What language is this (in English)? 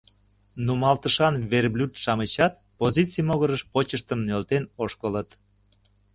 Mari